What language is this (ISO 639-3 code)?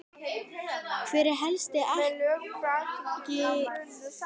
isl